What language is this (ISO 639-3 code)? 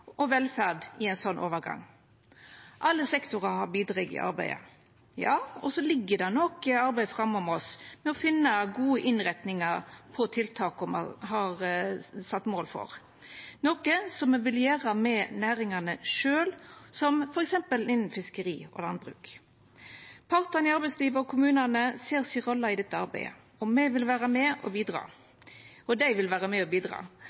nno